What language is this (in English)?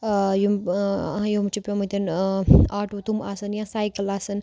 Kashmiri